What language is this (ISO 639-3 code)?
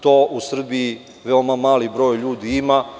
srp